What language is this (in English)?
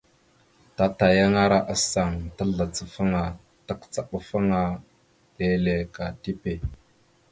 Mada (Cameroon)